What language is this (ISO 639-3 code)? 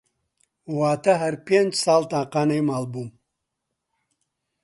ckb